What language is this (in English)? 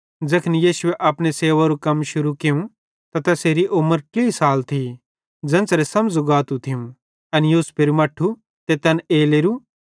Bhadrawahi